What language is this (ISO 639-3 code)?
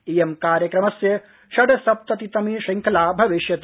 san